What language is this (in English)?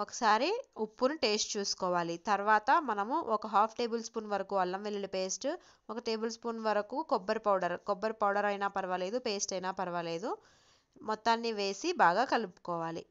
Telugu